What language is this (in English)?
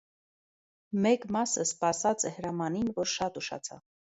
Armenian